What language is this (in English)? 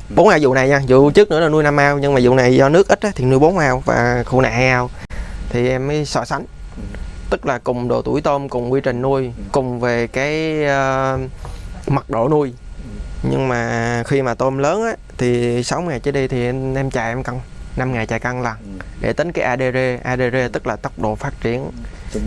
Vietnamese